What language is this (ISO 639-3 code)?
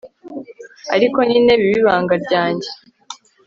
kin